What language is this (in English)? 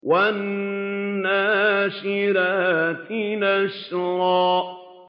Arabic